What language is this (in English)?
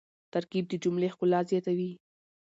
Pashto